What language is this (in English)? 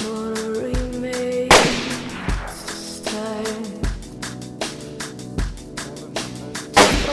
English